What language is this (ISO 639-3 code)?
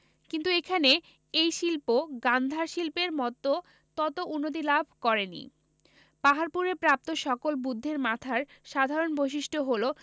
ben